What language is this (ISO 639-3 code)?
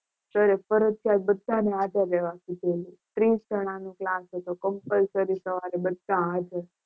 guj